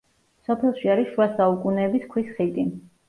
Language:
Georgian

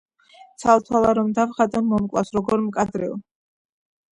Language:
Georgian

